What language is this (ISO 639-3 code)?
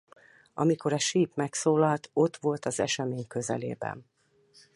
hun